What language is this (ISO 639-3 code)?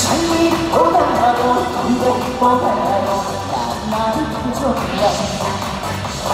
kor